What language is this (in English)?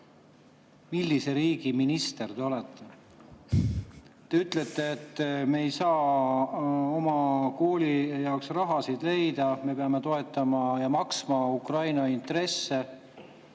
Estonian